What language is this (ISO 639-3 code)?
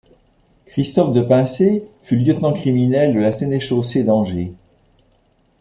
fra